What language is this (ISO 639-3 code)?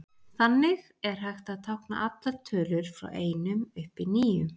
isl